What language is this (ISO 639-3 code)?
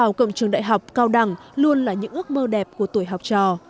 vie